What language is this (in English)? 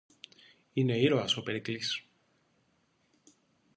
Greek